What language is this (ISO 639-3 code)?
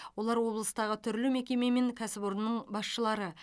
kaz